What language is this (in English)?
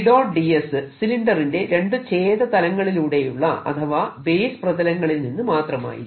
Malayalam